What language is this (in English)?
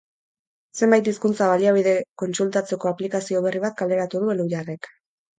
Basque